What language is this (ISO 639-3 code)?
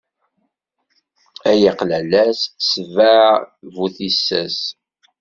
kab